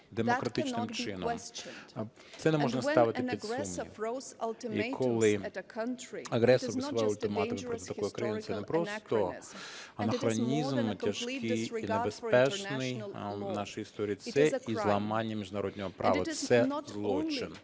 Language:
Ukrainian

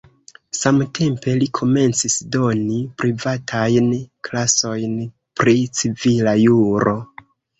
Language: Esperanto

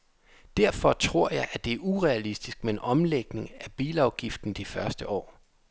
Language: Danish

